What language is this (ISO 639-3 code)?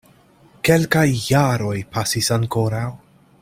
epo